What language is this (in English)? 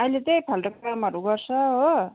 Nepali